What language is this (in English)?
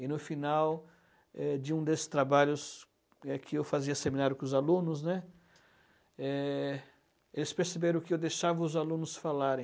Portuguese